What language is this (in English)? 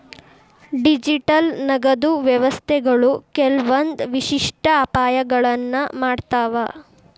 Kannada